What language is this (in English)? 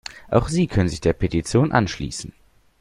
German